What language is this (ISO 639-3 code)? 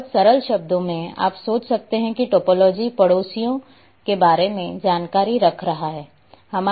hin